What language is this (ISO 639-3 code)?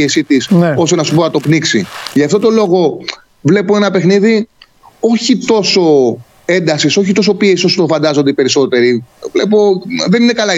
ell